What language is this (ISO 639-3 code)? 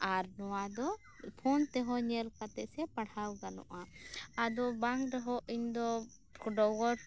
sat